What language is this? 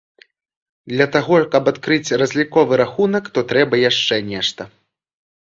Belarusian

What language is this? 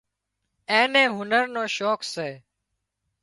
Wadiyara Koli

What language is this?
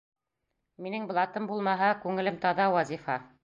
Bashkir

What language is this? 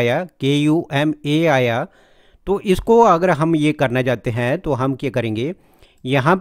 Hindi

